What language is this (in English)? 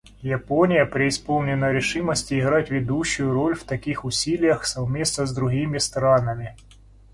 Russian